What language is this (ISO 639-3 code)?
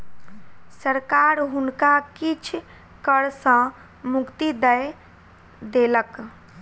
mai